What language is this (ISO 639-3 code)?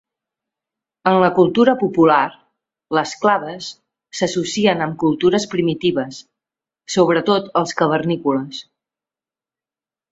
cat